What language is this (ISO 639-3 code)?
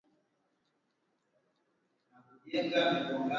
swa